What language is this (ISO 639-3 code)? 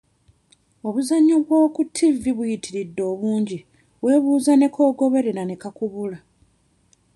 lug